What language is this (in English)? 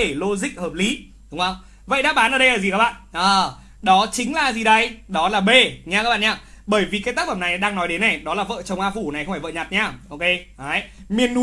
Vietnamese